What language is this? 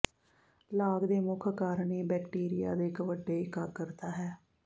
Punjabi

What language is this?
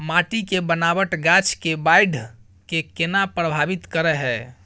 Maithili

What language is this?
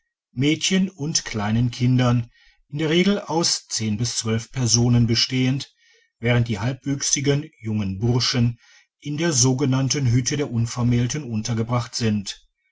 German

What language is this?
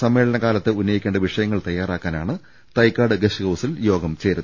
Malayalam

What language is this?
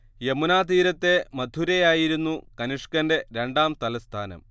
Malayalam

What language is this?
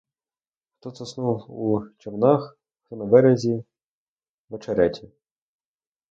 Ukrainian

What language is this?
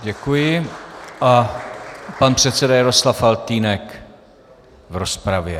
Czech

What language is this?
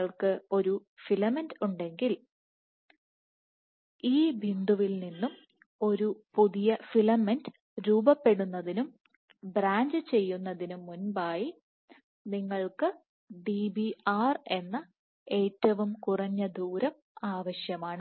Malayalam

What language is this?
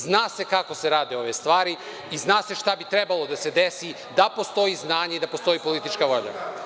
Serbian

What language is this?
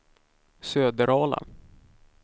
Swedish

